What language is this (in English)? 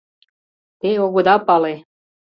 Mari